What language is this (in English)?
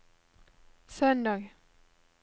Norwegian